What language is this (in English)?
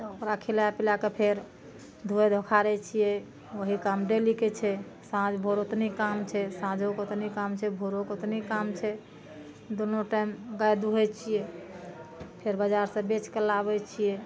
Maithili